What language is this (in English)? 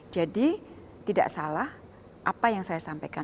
Indonesian